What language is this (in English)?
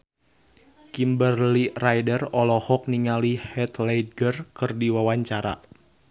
Sundanese